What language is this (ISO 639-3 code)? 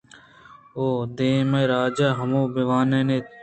bgp